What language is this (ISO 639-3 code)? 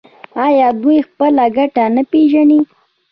pus